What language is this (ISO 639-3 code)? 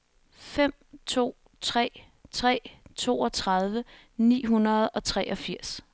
dan